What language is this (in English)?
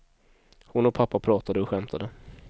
Swedish